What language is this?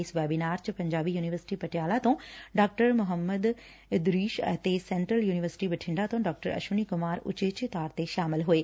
Punjabi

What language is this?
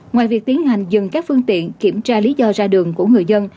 Vietnamese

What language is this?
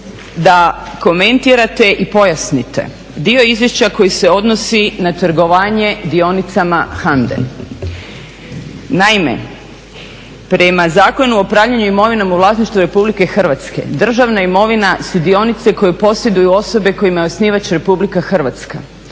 Croatian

